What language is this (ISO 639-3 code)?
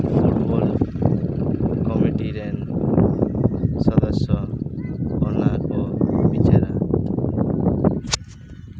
sat